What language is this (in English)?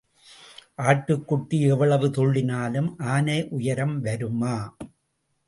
Tamil